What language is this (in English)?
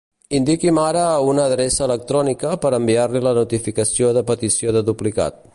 Catalan